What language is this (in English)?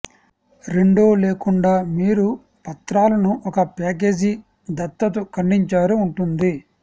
Telugu